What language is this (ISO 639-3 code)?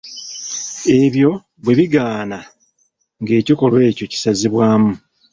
lug